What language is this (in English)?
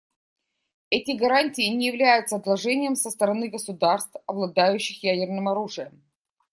Russian